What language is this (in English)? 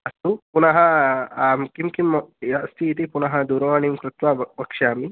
Sanskrit